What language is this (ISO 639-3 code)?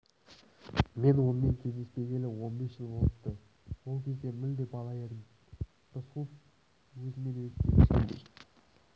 kaz